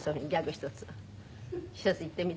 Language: Japanese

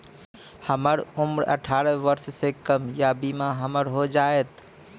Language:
Maithili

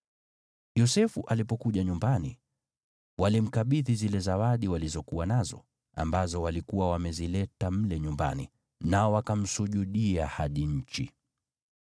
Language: Swahili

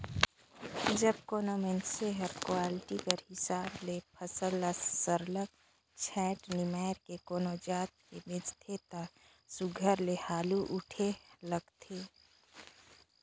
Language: Chhattisgarhi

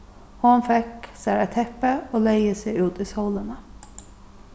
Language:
Faroese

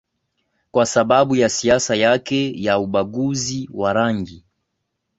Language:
Swahili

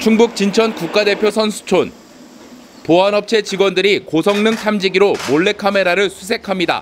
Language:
Korean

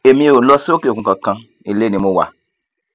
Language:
Yoruba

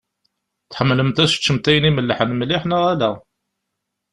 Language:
Kabyle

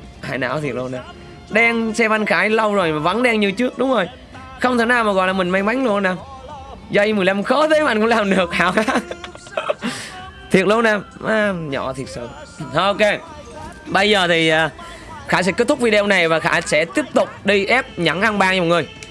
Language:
Vietnamese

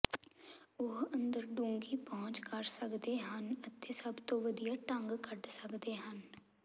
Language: Punjabi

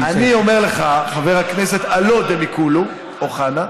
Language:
Hebrew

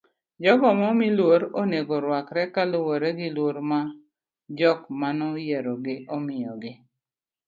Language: Luo (Kenya and Tanzania)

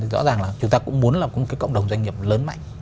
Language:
Vietnamese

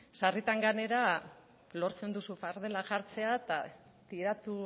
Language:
Basque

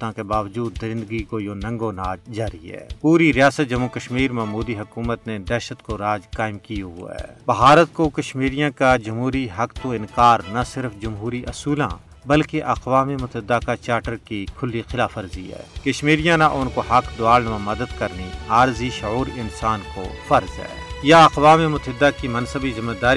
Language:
Urdu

